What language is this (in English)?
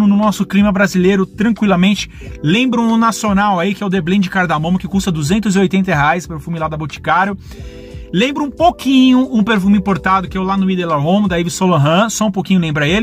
Portuguese